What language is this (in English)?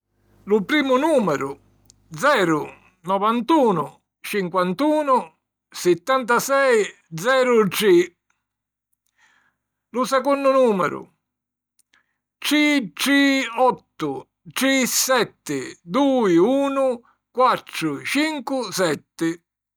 Sicilian